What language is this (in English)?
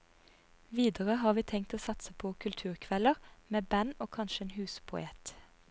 Norwegian